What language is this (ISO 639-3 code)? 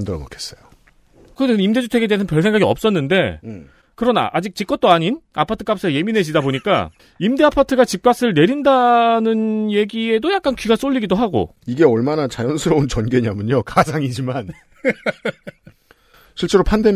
kor